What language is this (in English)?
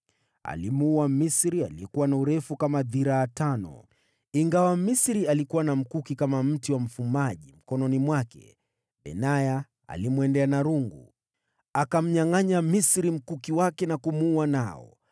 Swahili